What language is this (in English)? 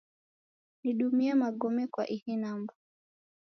Taita